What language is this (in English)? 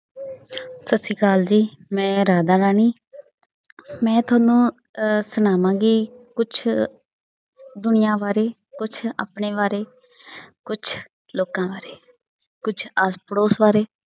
Punjabi